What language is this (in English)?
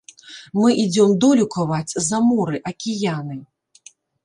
Belarusian